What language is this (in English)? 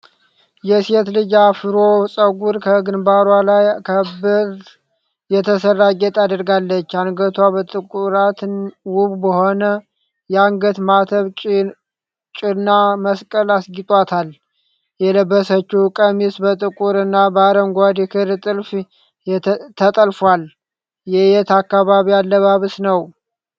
Amharic